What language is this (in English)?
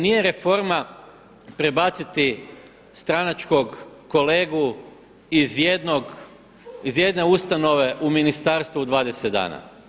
Croatian